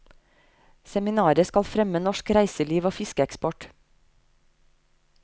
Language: Norwegian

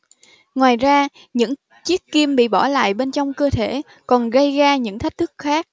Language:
Vietnamese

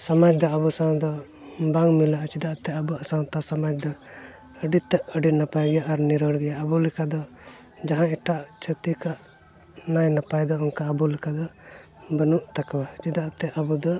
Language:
Santali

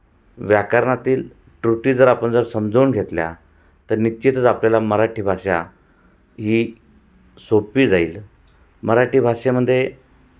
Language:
Marathi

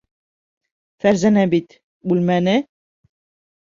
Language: Bashkir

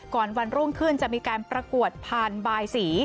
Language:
Thai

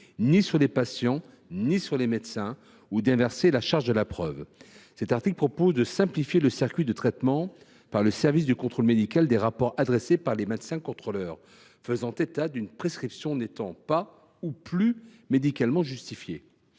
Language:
French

